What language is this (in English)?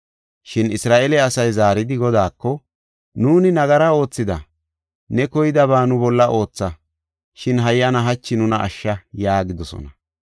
Gofa